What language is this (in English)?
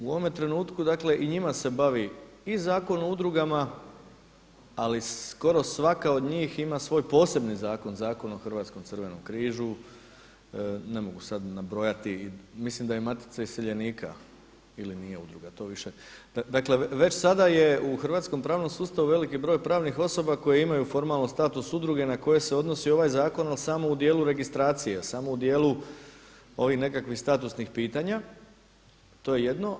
Croatian